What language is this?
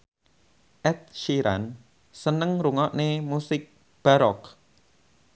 Javanese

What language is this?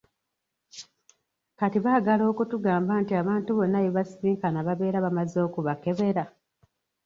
Ganda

